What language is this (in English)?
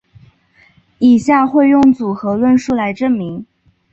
Chinese